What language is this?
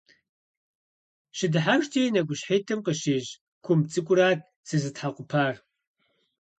Kabardian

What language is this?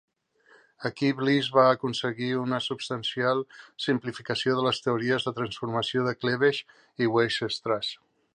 Catalan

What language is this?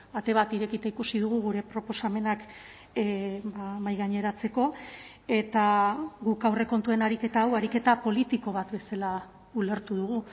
Basque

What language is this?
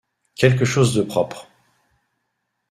French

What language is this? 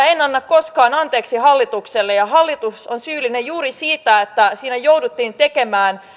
Finnish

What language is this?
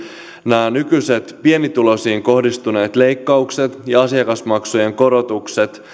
Finnish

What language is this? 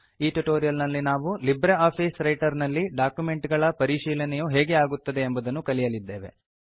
Kannada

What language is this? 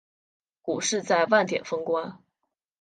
Chinese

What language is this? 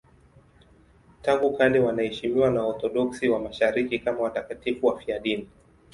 Swahili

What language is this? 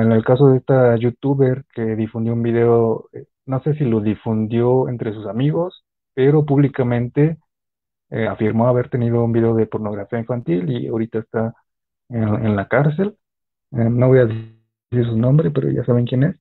Spanish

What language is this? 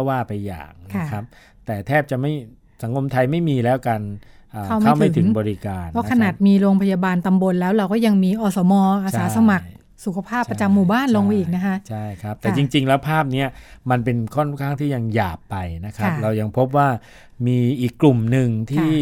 Thai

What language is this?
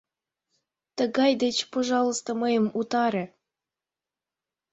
Mari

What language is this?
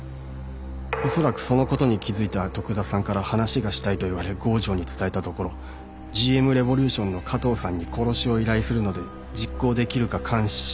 Japanese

